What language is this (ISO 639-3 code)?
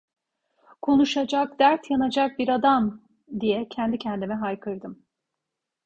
tur